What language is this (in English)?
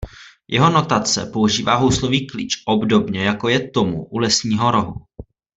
Czech